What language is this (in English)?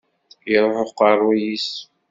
Kabyle